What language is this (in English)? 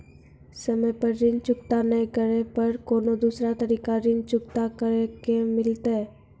Maithili